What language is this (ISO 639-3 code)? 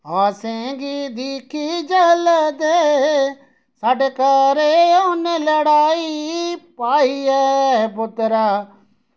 doi